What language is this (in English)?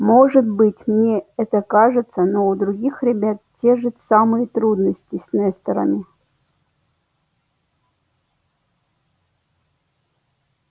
Russian